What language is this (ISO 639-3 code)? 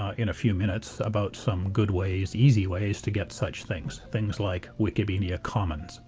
eng